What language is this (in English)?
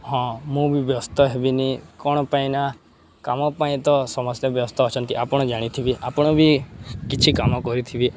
Odia